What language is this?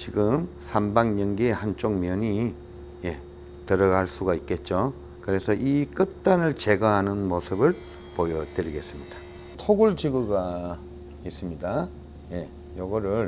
Korean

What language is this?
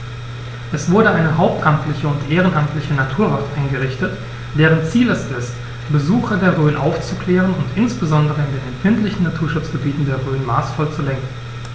German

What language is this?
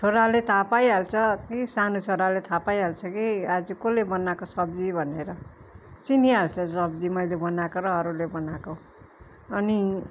Nepali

